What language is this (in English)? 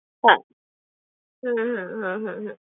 Bangla